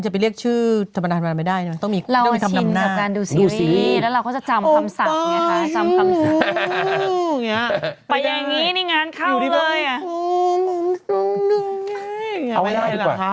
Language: Thai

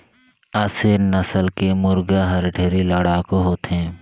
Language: Chhattisgarhi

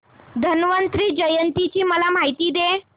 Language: Marathi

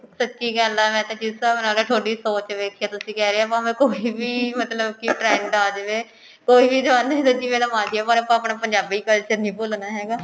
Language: Punjabi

